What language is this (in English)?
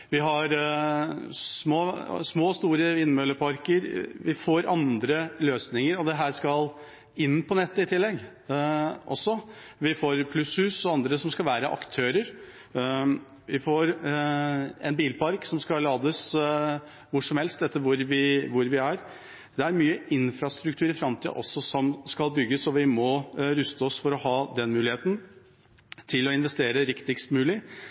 Norwegian Bokmål